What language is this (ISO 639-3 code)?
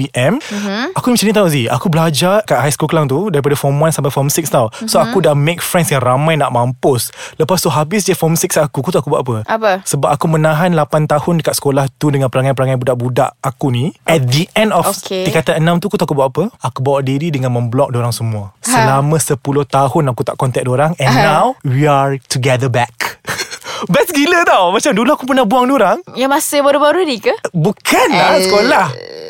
msa